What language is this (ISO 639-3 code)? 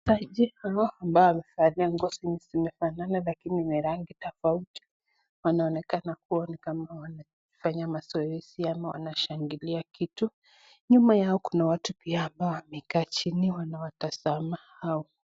swa